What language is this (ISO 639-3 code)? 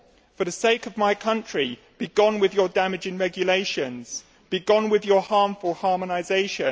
eng